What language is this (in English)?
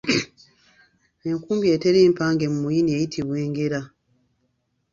Ganda